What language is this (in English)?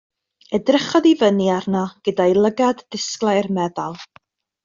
Welsh